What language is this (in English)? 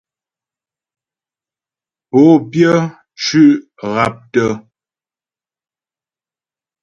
Ghomala